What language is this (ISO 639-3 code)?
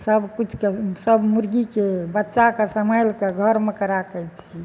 mai